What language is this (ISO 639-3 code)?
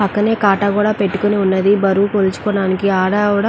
tel